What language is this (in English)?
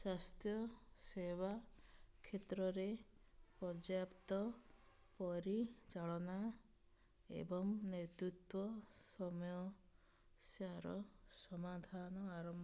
Odia